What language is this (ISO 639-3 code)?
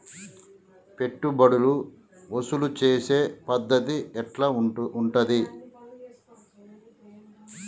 tel